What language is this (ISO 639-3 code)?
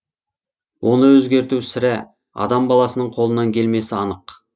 kaz